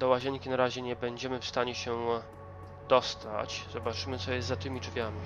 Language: Polish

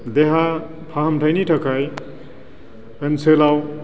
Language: Bodo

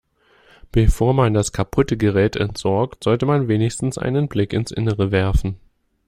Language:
German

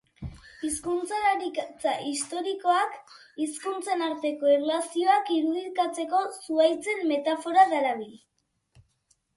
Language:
Basque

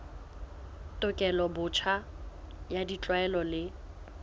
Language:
Southern Sotho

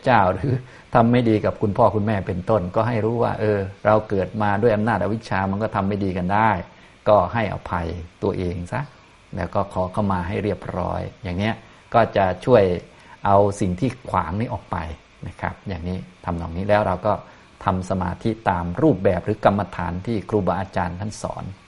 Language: Thai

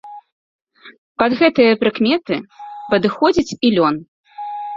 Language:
Belarusian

